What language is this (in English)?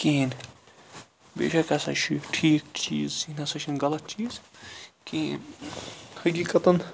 Kashmiri